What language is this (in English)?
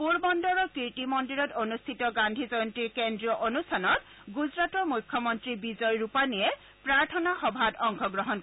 Assamese